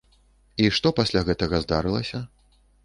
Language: Belarusian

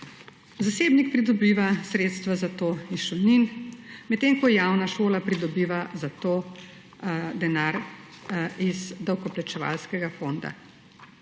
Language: Slovenian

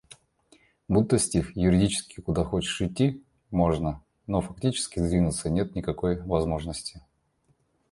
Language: Russian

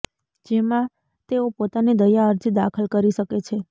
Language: Gujarati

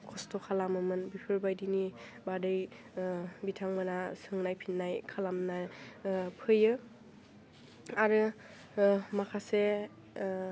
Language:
Bodo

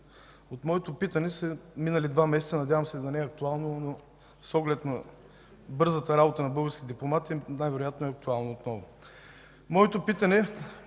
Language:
Bulgarian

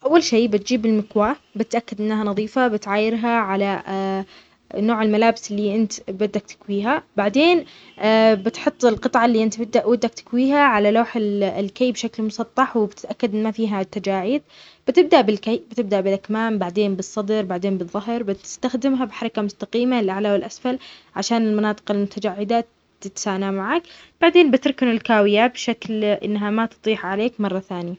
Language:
Omani Arabic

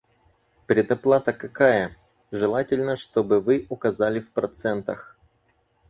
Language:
Russian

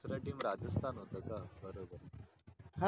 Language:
Marathi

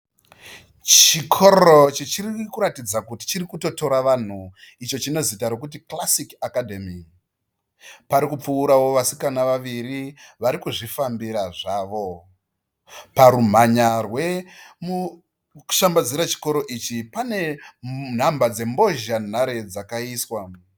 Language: Shona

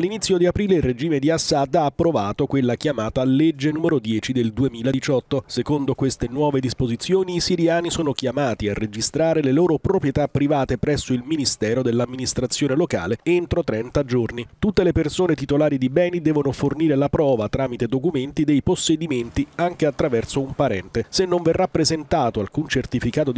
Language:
Italian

